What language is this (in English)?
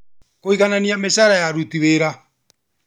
Kikuyu